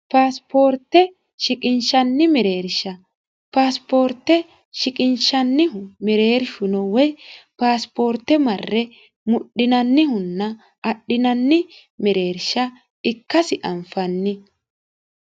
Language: Sidamo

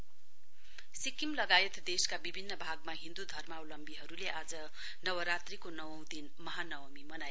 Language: Nepali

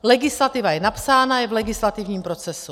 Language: Czech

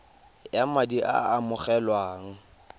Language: Tswana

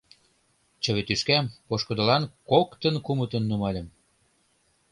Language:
Mari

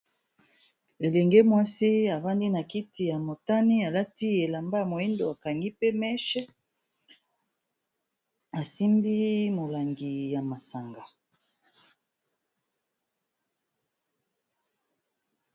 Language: Lingala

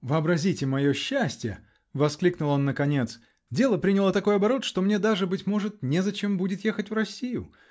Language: Russian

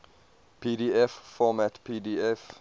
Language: English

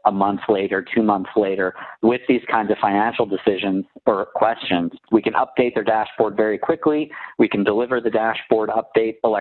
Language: English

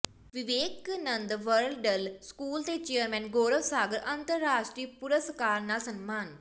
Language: Punjabi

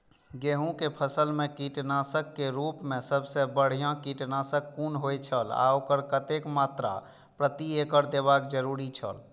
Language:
Maithili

